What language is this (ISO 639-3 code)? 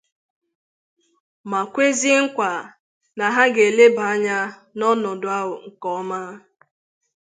ibo